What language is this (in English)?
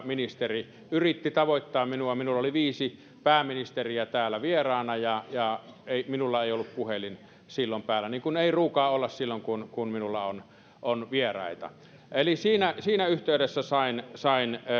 Finnish